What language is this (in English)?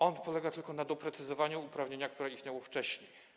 Polish